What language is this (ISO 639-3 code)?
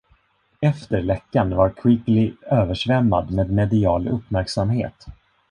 swe